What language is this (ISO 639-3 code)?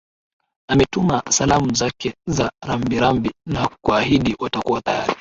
swa